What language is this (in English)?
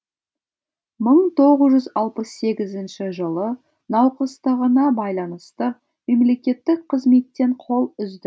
Kazakh